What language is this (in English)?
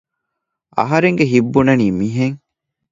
Divehi